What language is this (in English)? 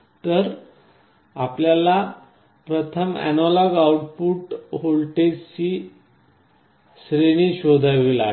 Marathi